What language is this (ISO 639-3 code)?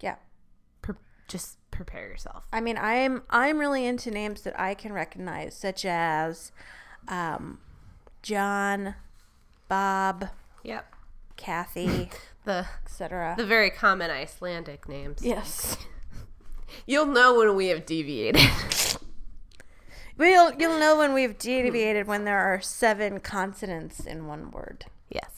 eng